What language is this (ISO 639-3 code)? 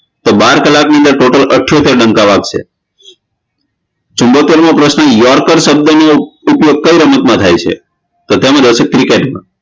guj